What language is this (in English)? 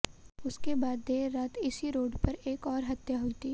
Hindi